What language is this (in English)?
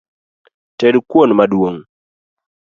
Luo (Kenya and Tanzania)